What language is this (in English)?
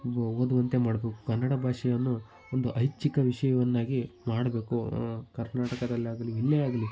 Kannada